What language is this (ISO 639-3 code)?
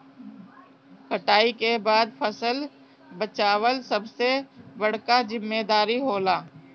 bho